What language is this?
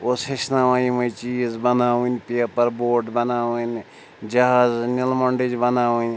Kashmiri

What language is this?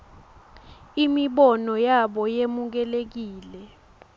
Swati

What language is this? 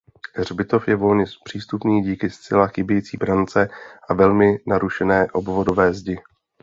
Czech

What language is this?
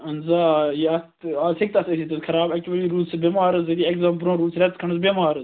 Kashmiri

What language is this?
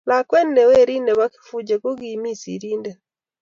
Kalenjin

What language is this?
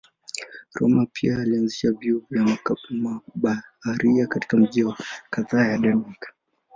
Swahili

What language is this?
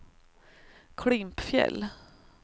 Swedish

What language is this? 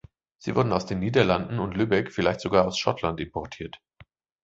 German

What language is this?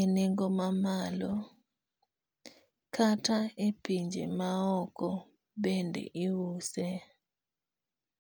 Luo (Kenya and Tanzania)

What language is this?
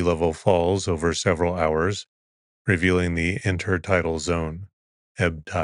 English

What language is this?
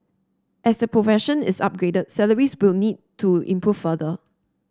English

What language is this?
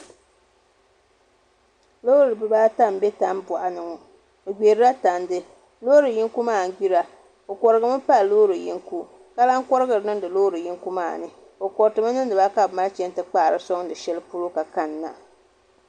Dagbani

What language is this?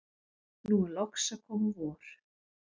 Icelandic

